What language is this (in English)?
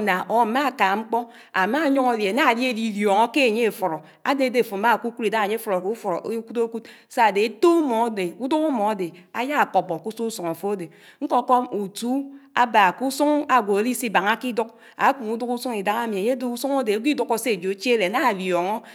Anaang